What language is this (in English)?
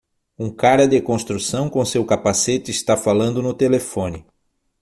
Portuguese